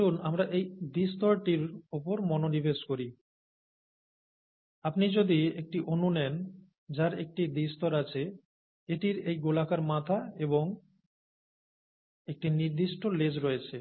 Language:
Bangla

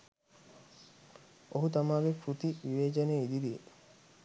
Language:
Sinhala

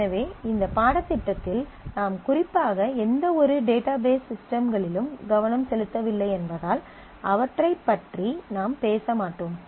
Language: Tamil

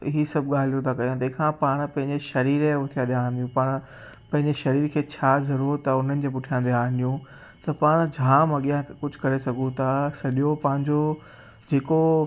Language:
Sindhi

